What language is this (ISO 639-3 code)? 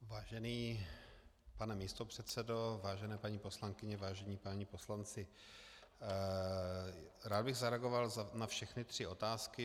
ces